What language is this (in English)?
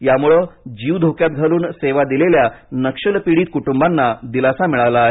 Marathi